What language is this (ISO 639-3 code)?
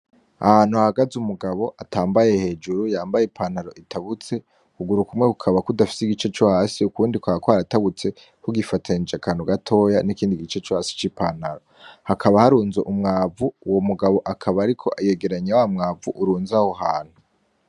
run